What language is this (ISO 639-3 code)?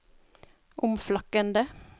nor